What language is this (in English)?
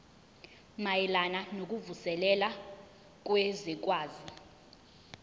Zulu